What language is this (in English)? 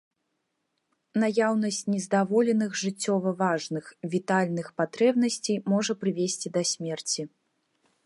Belarusian